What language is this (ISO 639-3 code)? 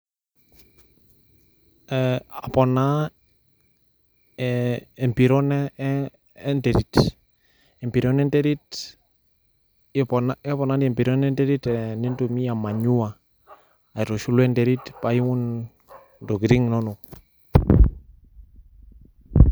mas